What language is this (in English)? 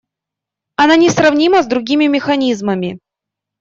Russian